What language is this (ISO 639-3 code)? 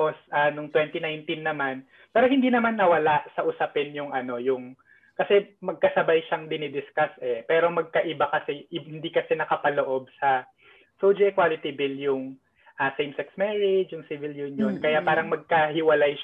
fil